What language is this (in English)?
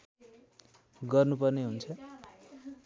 Nepali